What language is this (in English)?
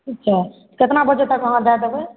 Maithili